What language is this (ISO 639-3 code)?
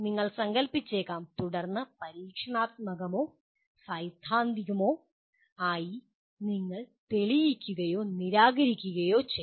mal